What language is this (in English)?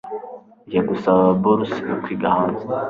Kinyarwanda